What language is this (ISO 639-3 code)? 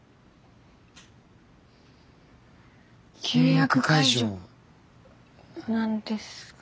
jpn